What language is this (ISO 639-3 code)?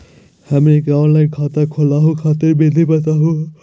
mag